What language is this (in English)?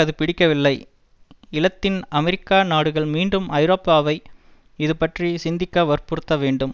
Tamil